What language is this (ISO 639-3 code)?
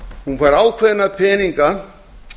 isl